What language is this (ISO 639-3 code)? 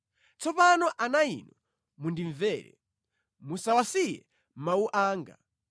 nya